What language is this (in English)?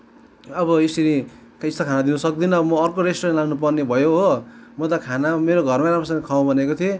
Nepali